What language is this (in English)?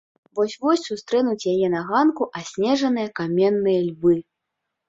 Belarusian